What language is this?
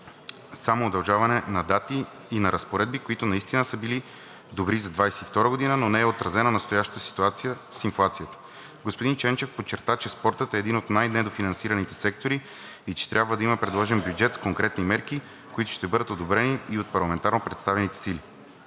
Bulgarian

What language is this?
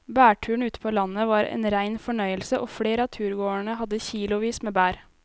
Norwegian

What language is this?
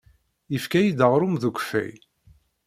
Kabyle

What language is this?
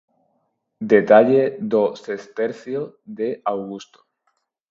Galician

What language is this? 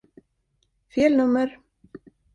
Swedish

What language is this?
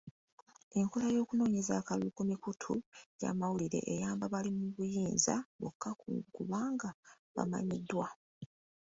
Ganda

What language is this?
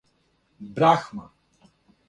Serbian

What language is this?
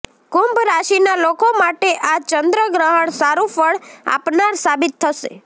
Gujarati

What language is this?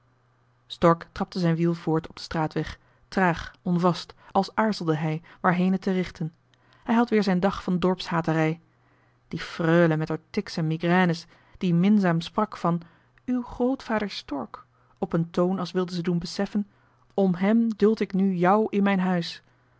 Dutch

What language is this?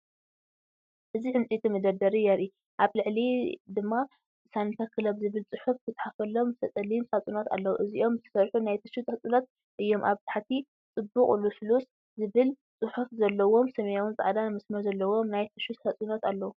Tigrinya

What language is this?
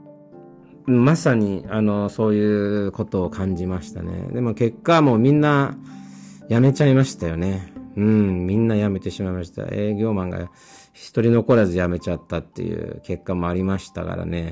Japanese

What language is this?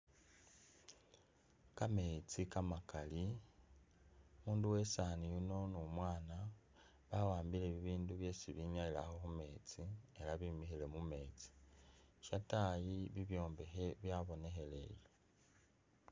Masaaba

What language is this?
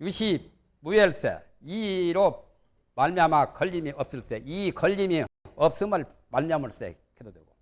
Korean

